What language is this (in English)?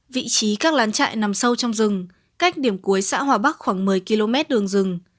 Vietnamese